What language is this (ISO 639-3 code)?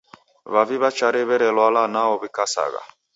dav